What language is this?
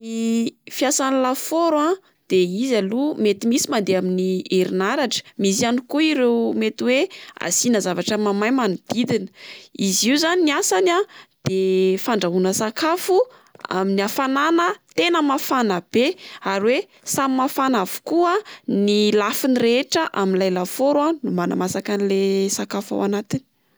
Malagasy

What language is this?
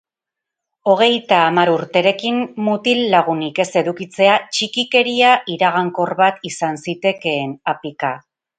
Basque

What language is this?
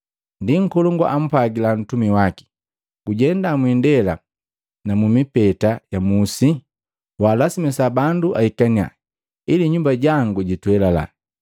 Matengo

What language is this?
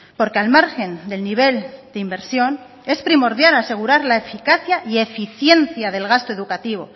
Spanish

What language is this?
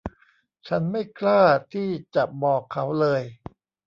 Thai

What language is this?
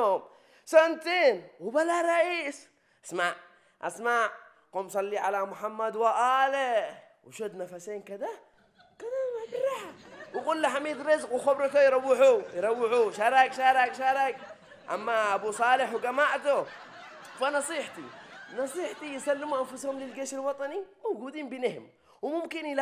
Arabic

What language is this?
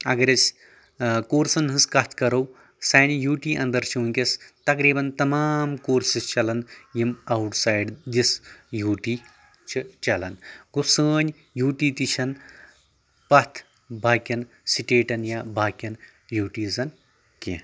Kashmiri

